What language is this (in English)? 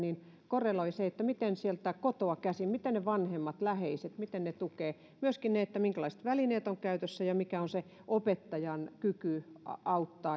Finnish